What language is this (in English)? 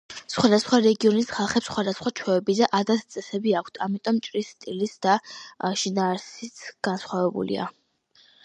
Georgian